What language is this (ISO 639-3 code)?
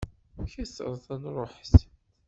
kab